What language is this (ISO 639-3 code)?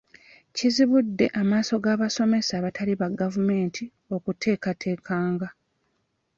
lug